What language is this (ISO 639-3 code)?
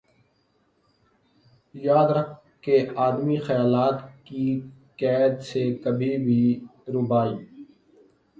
urd